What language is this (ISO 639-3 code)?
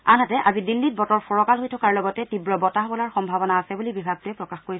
asm